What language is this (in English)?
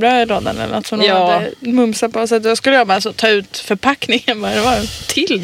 Swedish